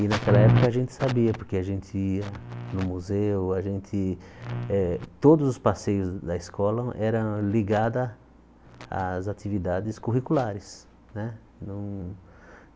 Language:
Portuguese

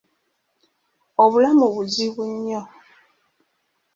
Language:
Ganda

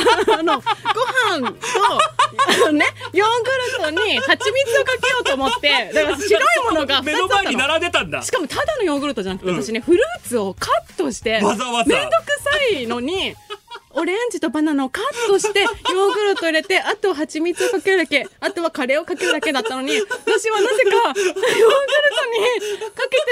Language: Japanese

